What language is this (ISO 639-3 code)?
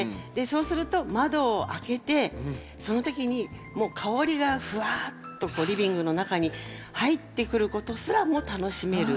jpn